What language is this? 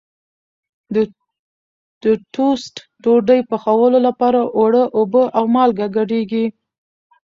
Pashto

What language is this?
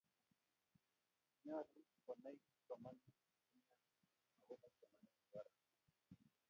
Kalenjin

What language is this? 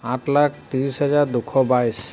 Assamese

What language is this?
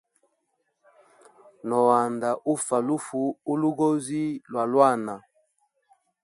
Hemba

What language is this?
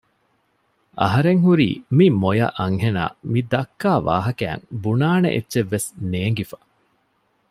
Divehi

